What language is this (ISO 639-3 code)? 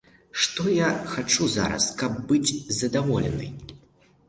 bel